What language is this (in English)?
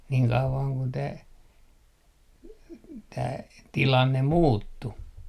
Finnish